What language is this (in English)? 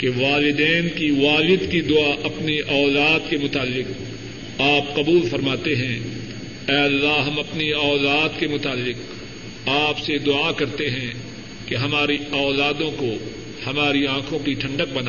Urdu